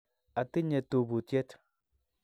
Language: Kalenjin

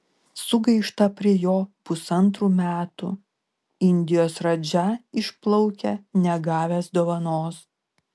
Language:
Lithuanian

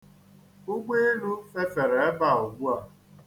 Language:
Igbo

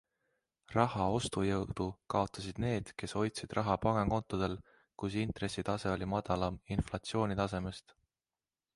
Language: Estonian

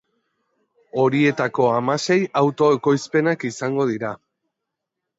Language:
Basque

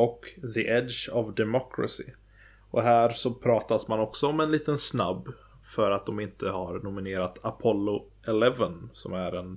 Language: Swedish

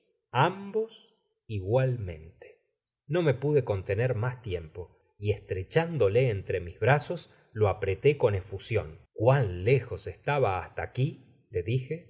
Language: Spanish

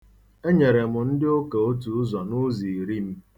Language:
Igbo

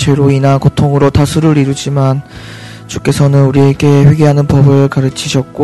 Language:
Korean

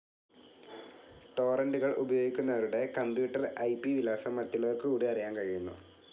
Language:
Malayalam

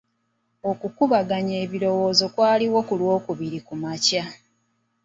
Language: Ganda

